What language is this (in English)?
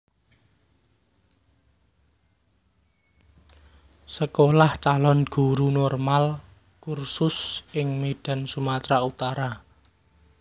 Javanese